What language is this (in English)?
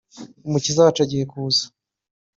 Kinyarwanda